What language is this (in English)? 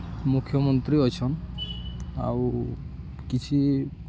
Odia